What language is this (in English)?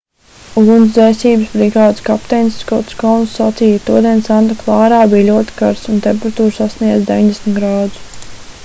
Latvian